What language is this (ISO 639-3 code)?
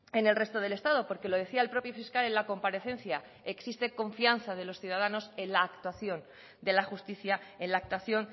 spa